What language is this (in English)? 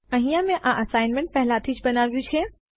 Gujarati